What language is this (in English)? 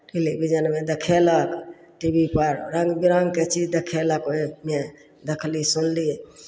Maithili